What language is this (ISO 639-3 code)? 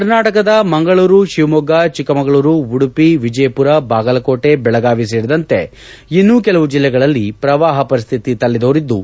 kan